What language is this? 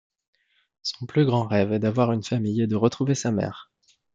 French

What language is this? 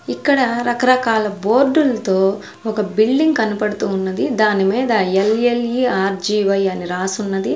Telugu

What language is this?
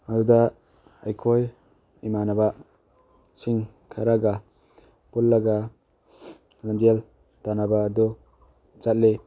Manipuri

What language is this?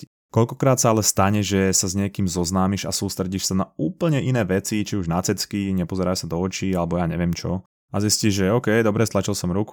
Slovak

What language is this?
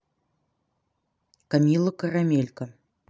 Russian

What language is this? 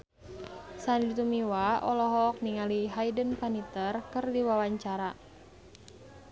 Sundanese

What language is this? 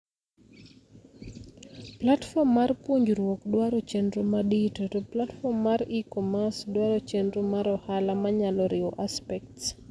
Luo (Kenya and Tanzania)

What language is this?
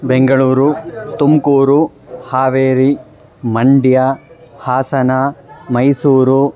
Sanskrit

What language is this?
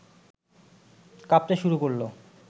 Bangla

